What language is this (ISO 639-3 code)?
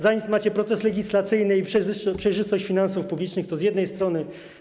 pol